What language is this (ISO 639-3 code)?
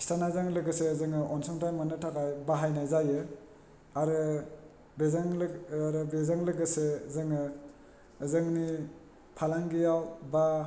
brx